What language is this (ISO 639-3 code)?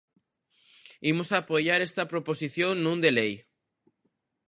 glg